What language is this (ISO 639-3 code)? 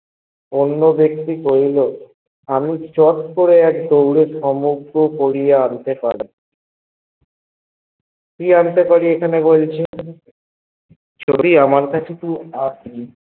ben